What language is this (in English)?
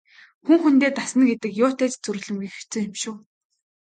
Mongolian